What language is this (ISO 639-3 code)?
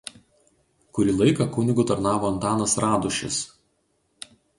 lit